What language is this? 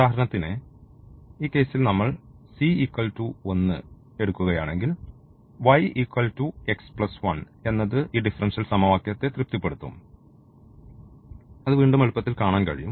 Malayalam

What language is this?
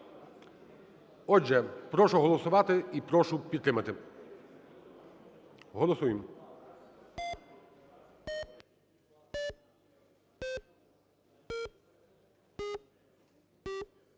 Ukrainian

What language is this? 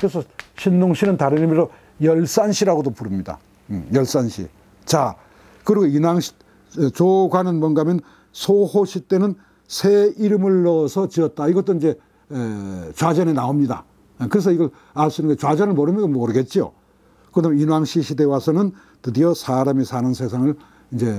Korean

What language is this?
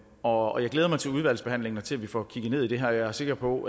Danish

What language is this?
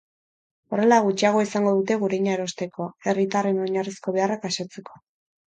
Basque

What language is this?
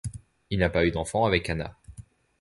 French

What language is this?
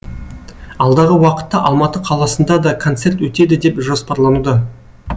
Kazakh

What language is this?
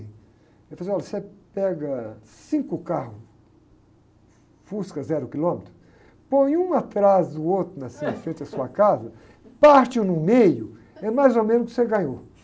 Portuguese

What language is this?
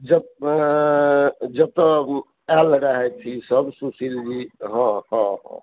Maithili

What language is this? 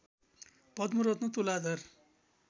Nepali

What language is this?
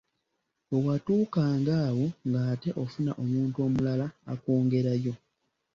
Ganda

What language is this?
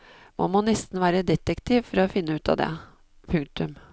Norwegian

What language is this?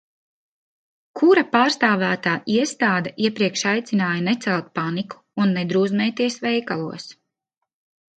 Latvian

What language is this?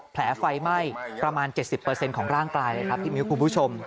Thai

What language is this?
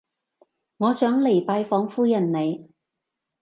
Cantonese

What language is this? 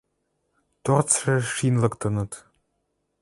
Western Mari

